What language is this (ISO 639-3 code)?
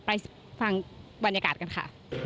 tha